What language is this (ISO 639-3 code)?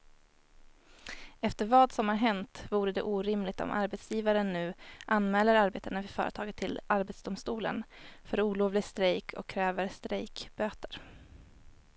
swe